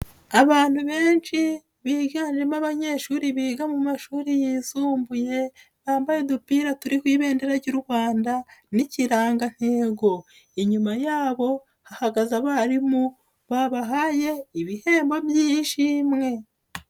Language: Kinyarwanda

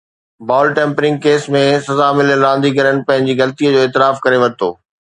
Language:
Sindhi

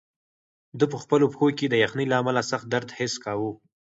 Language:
Pashto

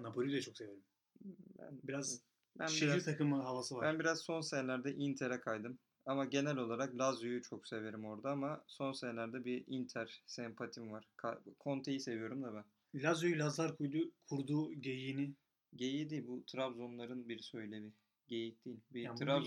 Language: Turkish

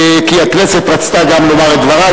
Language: Hebrew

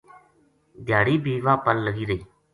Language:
Gujari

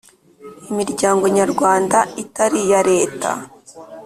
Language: Kinyarwanda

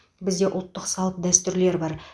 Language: Kazakh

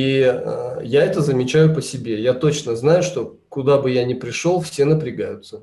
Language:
Russian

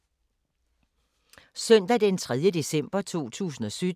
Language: Danish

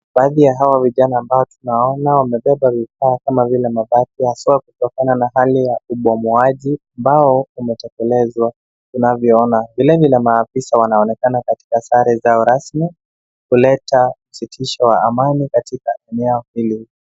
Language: Swahili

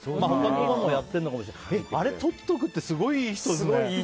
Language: Japanese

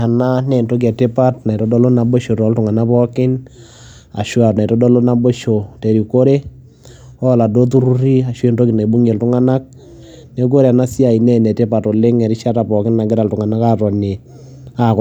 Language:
Masai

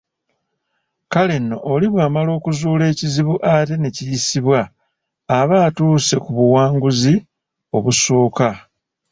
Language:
Ganda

